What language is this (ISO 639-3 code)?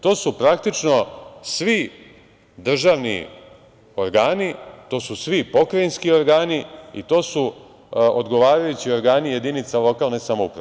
srp